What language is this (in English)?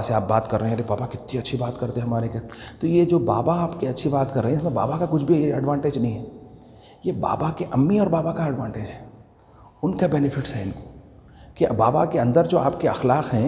Hindi